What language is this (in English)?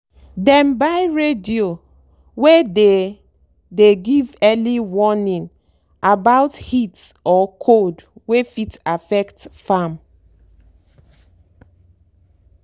Nigerian Pidgin